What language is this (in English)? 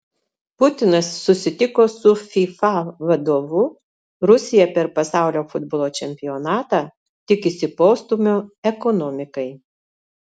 Lithuanian